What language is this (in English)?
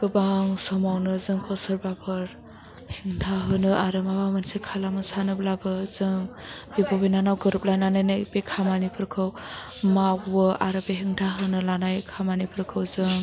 Bodo